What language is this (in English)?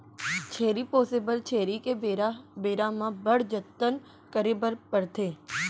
Chhattisgarhi